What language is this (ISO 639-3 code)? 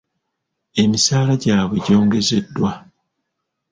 lug